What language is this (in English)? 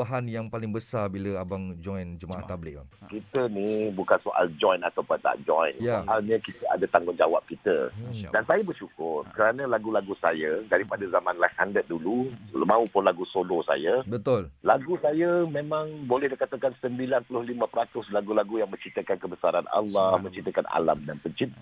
Malay